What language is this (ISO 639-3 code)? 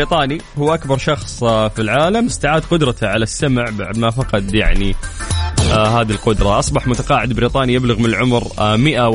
ara